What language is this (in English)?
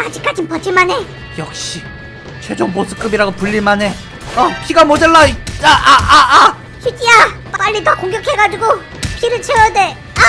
Korean